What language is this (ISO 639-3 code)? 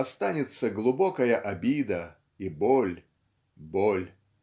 rus